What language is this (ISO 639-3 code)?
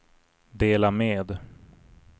swe